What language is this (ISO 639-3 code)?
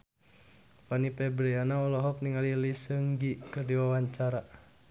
sun